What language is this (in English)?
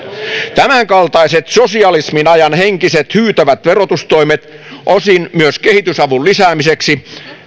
Finnish